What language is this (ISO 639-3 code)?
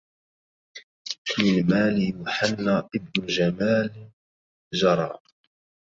ara